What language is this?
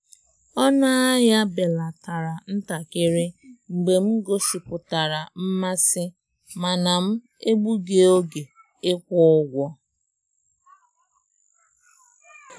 Igbo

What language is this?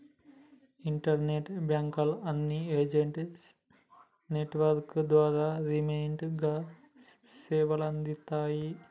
Telugu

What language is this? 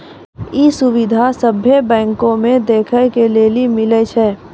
Maithili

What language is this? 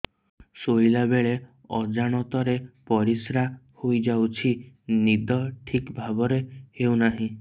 Odia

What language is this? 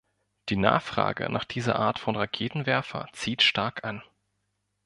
German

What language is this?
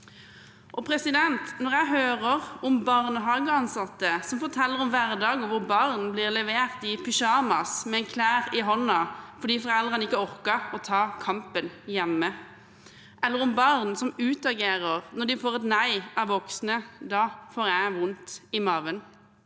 Norwegian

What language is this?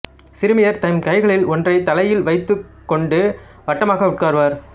Tamil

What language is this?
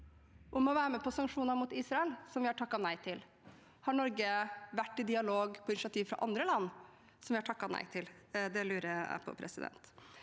Norwegian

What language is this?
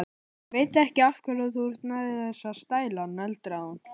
Icelandic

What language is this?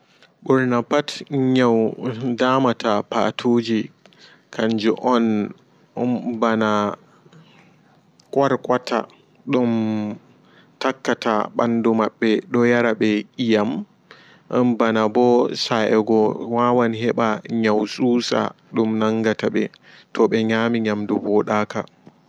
Fula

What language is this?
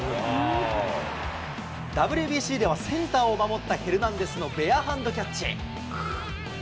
Japanese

